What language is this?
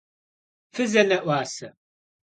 Kabardian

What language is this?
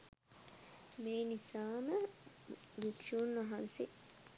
Sinhala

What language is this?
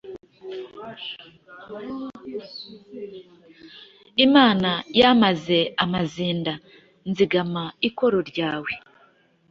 Kinyarwanda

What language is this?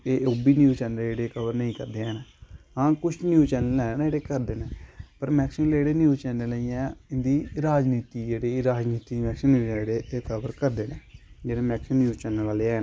Dogri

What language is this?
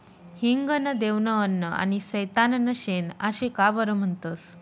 Marathi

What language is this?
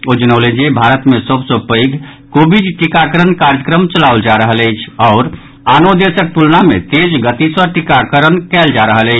Maithili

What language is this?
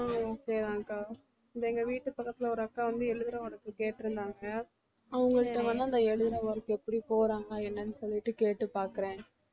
Tamil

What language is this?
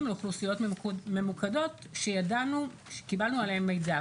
Hebrew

